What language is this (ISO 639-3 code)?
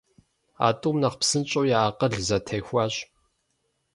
kbd